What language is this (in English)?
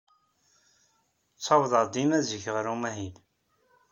Kabyle